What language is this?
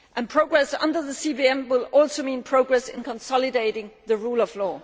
English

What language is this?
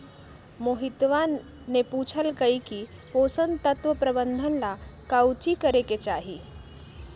Magahi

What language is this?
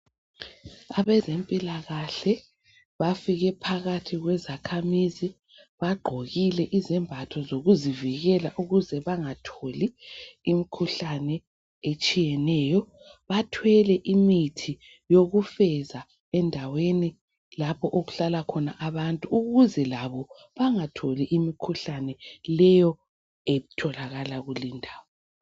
North Ndebele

